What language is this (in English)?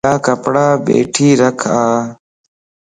Lasi